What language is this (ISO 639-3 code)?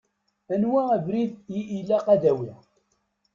kab